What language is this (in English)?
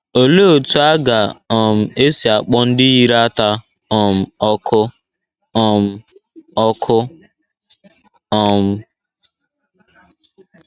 Igbo